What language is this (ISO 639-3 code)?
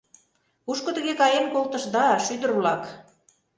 chm